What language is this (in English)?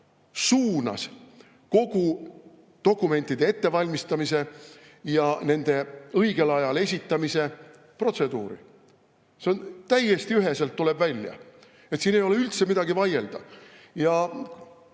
Estonian